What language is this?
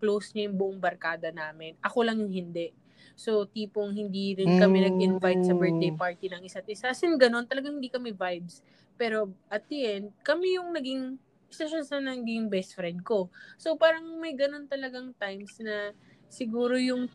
Filipino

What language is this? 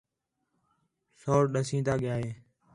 Khetrani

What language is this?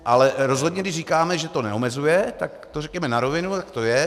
Czech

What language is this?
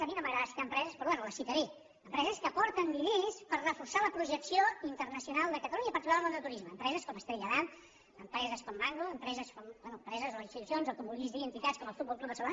Catalan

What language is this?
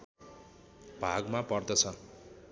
Nepali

